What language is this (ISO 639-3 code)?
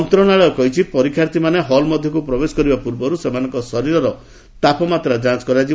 ori